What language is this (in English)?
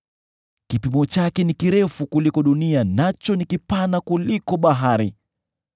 Swahili